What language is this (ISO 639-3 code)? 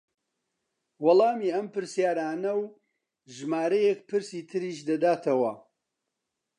ckb